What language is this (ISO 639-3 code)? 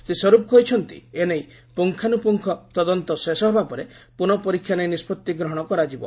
ori